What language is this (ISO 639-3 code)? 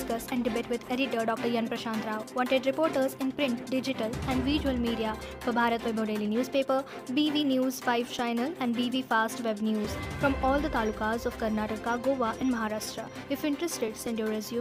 kan